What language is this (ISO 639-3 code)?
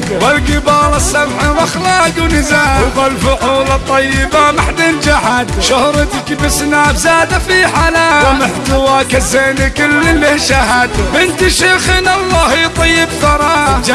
ara